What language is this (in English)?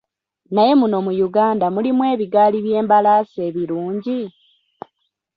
Ganda